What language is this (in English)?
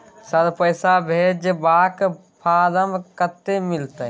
Maithili